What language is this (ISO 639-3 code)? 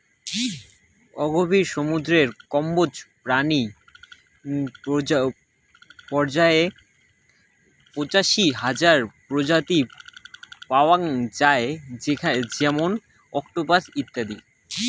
ben